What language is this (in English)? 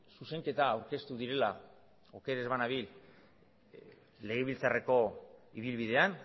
Basque